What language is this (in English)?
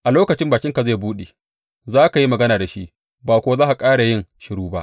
Hausa